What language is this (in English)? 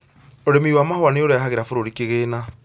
Kikuyu